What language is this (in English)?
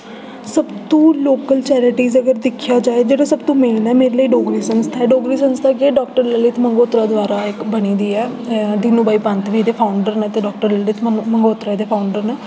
Dogri